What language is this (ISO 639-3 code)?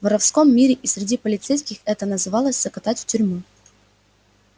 rus